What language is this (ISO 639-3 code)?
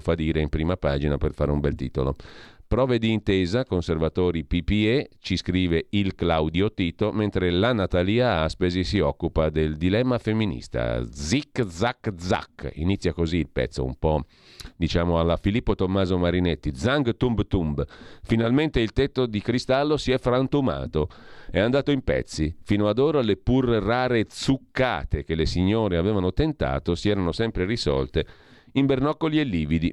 ita